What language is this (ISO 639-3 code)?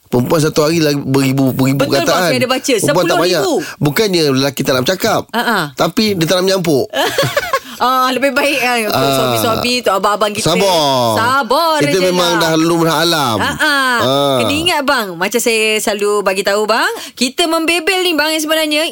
msa